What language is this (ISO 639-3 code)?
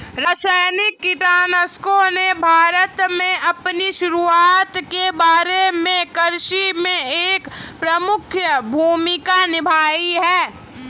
hin